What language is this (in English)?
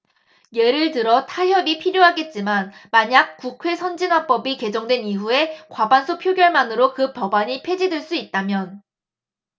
Korean